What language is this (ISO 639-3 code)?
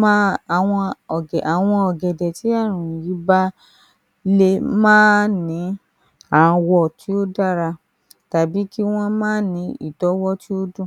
yor